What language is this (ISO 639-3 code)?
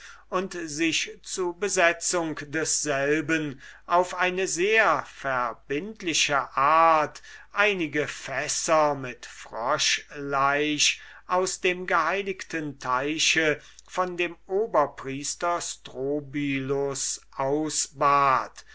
deu